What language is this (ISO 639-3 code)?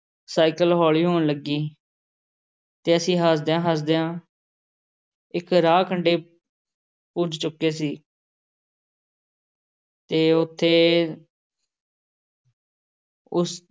pan